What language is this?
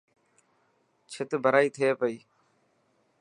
Dhatki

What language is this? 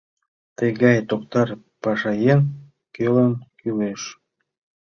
Mari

